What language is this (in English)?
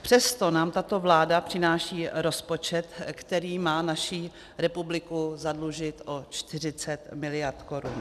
Czech